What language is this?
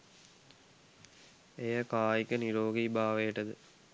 Sinhala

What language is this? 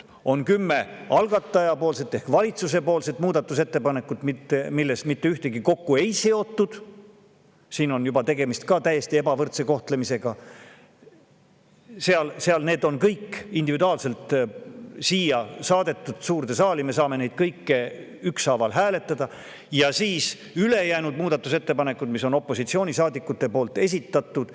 Estonian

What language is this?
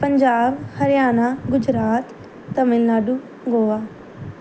Punjabi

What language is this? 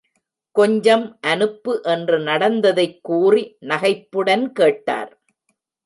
Tamil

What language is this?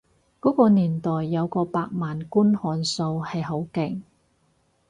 Cantonese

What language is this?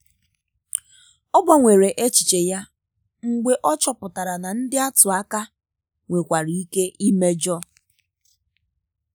Igbo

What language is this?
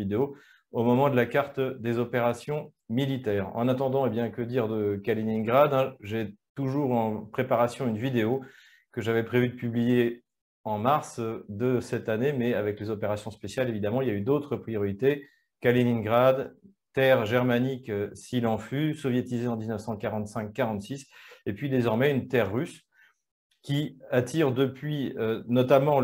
French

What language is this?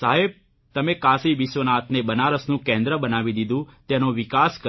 Gujarati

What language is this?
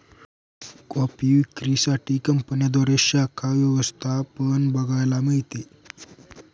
Marathi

